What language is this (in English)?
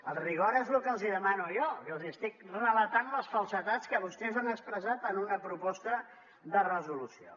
Catalan